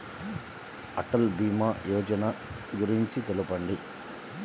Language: Telugu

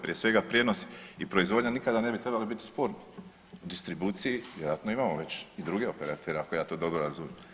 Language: Croatian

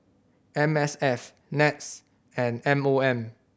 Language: English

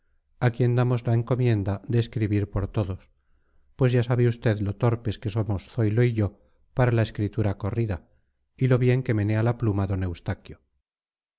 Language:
Spanish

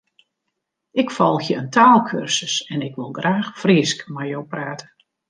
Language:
Western Frisian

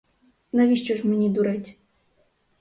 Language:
Ukrainian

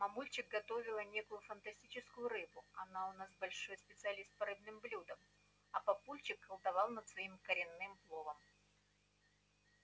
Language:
Russian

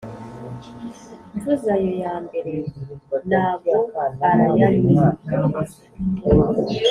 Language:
Kinyarwanda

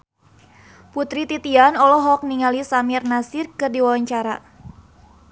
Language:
Sundanese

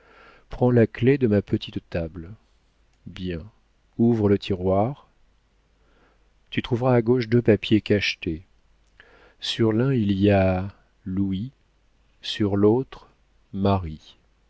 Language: French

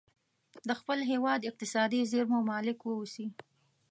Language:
Pashto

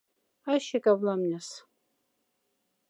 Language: Moksha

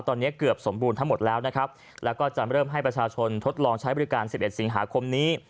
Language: Thai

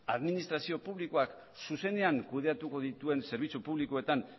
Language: Basque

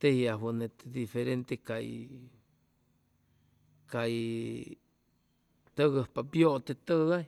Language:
Chimalapa Zoque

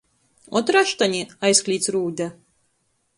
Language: Latgalian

